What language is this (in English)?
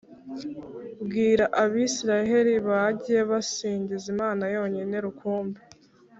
Kinyarwanda